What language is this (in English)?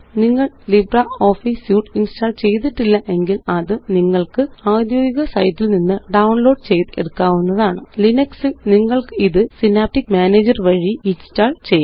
Malayalam